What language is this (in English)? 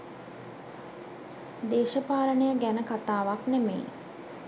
Sinhala